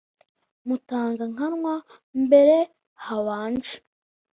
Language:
Kinyarwanda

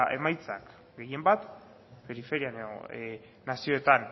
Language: Basque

